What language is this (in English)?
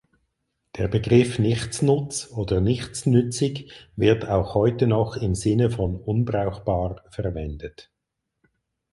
German